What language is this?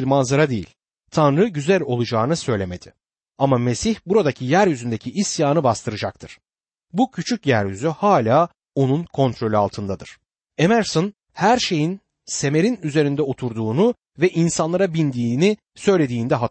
Turkish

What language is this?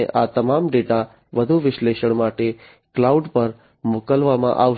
Gujarati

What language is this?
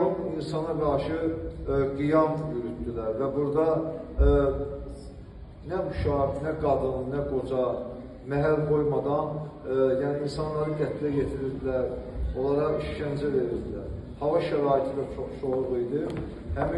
Turkish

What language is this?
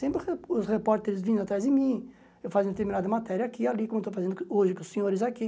Portuguese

